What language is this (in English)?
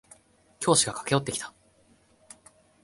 Japanese